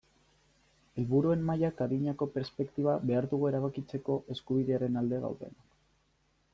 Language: Basque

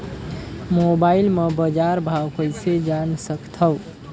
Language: Chhattisgarhi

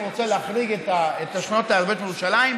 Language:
Hebrew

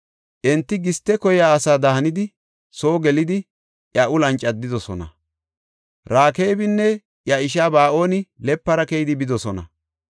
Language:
Gofa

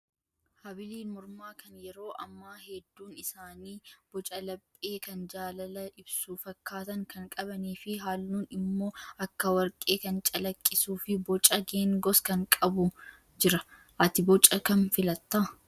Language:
Oromo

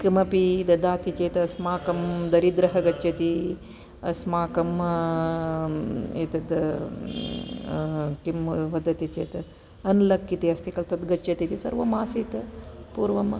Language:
Sanskrit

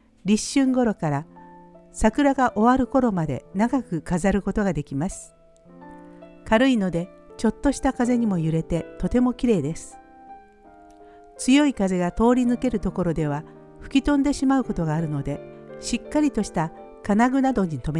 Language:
Japanese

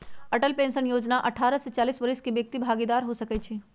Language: Magahi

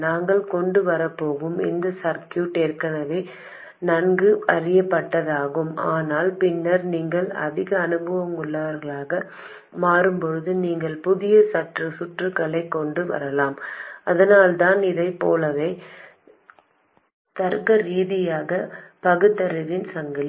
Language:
Tamil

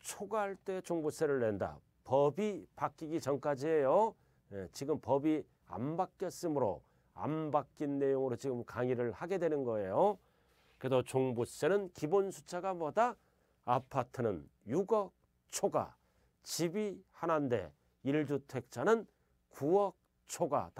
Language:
Korean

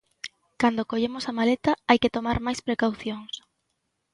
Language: Galician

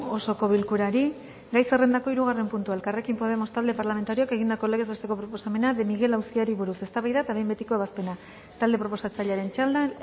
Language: Basque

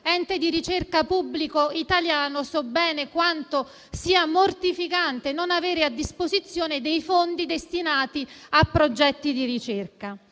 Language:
Italian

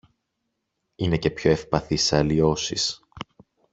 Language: Greek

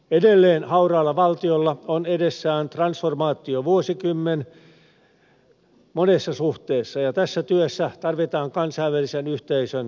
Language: Finnish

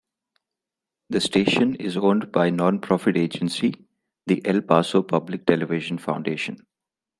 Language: English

